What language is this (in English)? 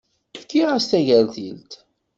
Kabyle